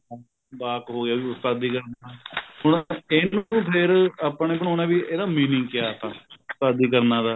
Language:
Punjabi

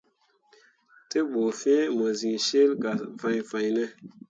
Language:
Mundang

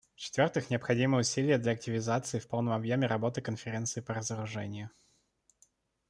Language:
Russian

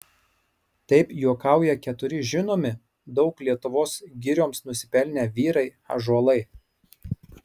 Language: Lithuanian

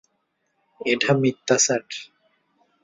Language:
Bangla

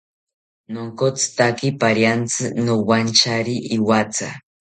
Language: South Ucayali Ashéninka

